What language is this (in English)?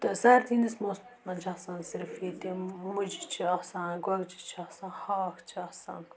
Kashmiri